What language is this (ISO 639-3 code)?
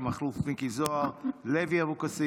heb